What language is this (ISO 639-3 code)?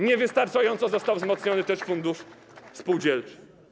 pol